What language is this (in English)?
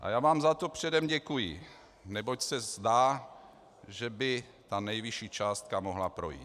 Czech